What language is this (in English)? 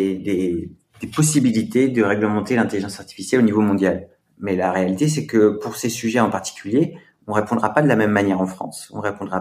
French